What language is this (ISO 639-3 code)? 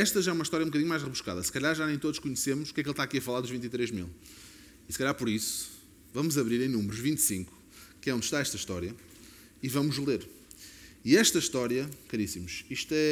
por